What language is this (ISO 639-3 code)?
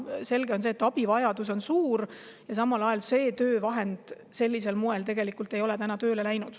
est